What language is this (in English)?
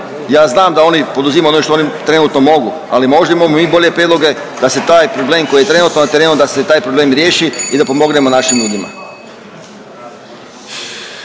Croatian